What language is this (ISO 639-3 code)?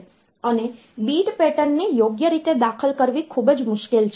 guj